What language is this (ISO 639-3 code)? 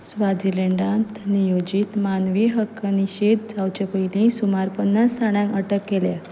kok